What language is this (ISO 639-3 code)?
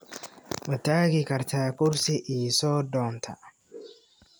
som